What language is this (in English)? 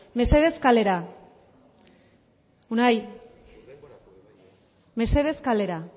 Basque